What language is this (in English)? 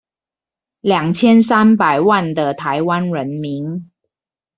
Chinese